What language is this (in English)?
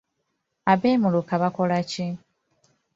Ganda